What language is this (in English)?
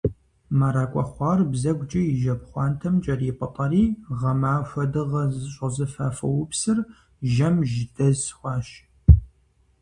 Kabardian